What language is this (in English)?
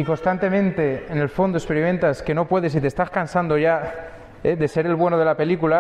Spanish